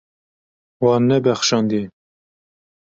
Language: Kurdish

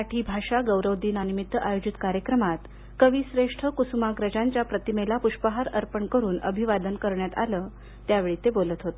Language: Marathi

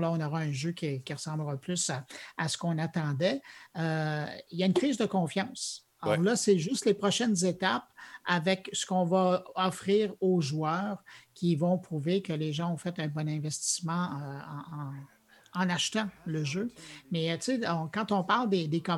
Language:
French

